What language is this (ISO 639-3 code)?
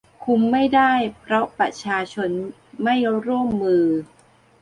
tha